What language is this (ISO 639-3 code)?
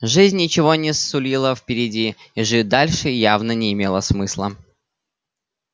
rus